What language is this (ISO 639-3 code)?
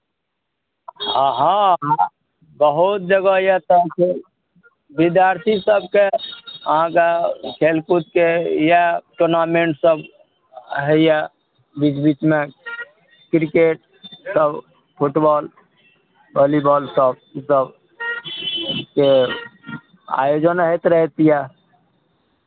mai